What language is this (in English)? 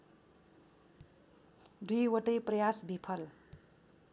Nepali